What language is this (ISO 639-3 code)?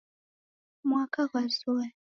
dav